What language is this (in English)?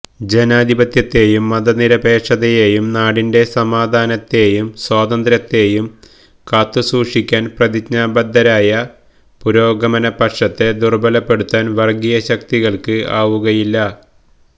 Malayalam